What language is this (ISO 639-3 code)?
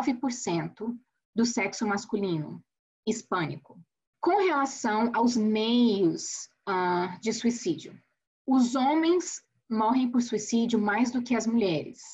por